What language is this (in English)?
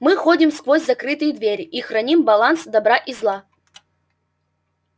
Russian